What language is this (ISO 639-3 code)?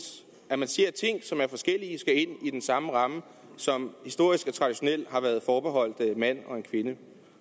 dan